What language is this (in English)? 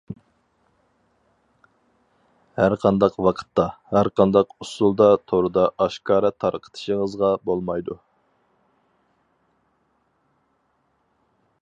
Uyghur